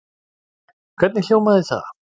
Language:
Icelandic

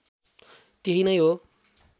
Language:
Nepali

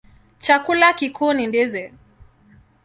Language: Swahili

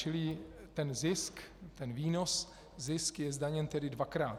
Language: Czech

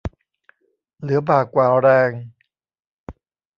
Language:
Thai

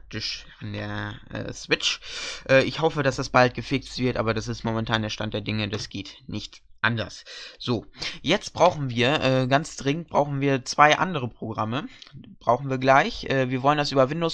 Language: German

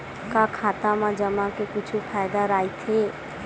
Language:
Chhattisgarhi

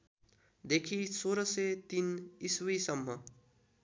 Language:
Nepali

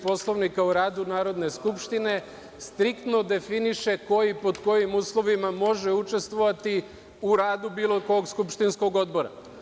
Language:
Serbian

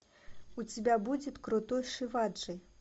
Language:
Russian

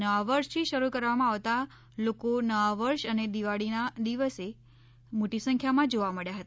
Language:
Gujarati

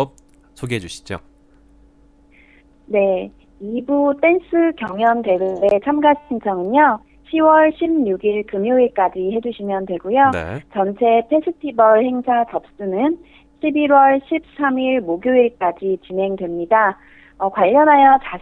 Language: Korean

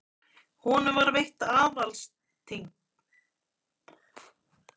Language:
Icelandic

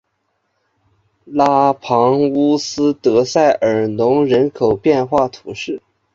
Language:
Chinese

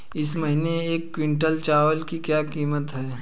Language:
Hindi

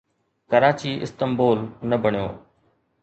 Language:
Sindhi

